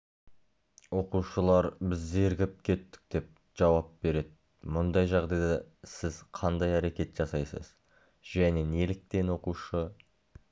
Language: Kazakh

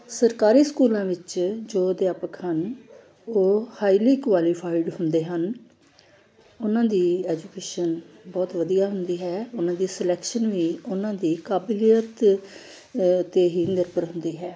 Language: Punjabi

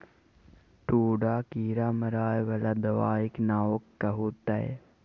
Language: Maithili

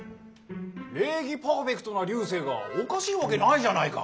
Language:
Japanese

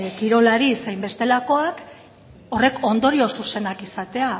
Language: Basque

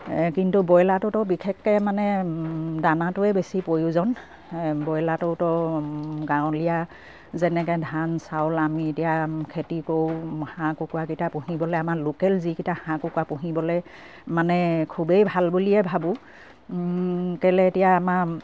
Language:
Assamese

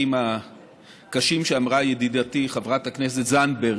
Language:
Hebrew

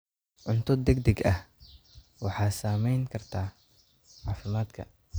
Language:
Somali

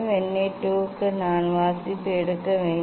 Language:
Tamil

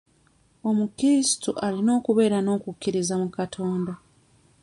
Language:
Ganda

